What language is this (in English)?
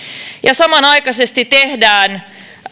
Finnish